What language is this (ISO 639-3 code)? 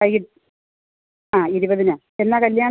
mal